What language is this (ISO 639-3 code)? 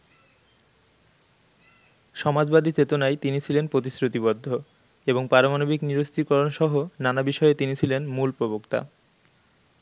ben